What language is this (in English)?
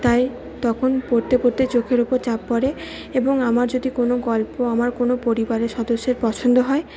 Bangla